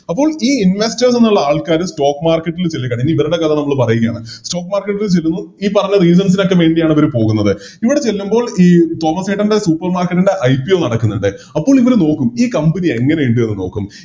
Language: Malayalam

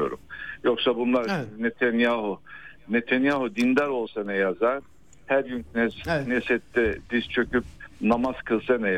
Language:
Turkish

